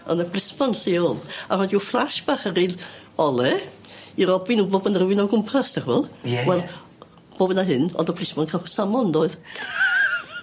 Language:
Welsh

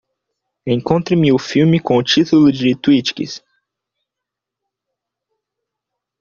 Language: Portuguese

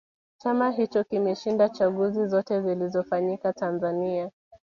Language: Swahili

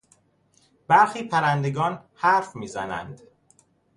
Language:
Persian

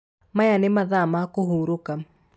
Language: Kikuyu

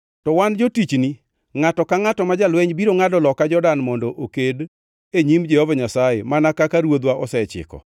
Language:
Luo (Kenya and Tanzania)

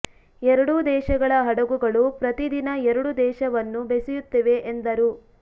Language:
Kannada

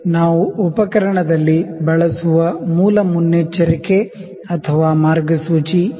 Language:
Kannada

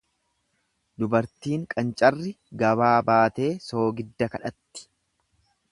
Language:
Oromo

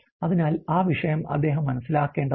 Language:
Malayalam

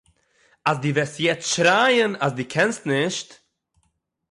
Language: Yiddish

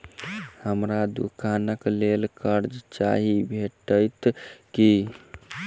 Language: Maithili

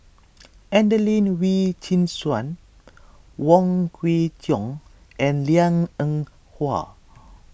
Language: English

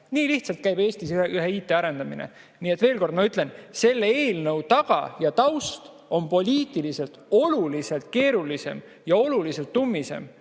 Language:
Estonian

